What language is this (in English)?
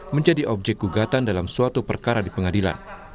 Indonesian